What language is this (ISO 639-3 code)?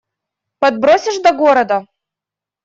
rus